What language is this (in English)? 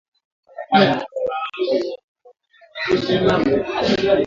Swahili